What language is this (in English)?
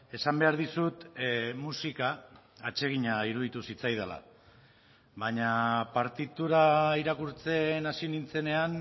Basque